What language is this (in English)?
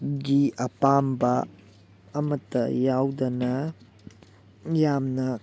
Manipuri